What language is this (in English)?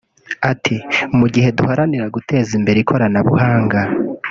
Kinyarwanda